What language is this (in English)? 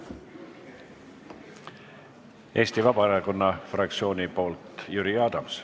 Estonian